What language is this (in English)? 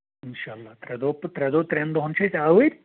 Kashmiri